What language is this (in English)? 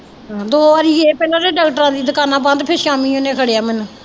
Punjabi